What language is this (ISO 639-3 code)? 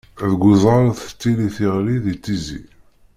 kab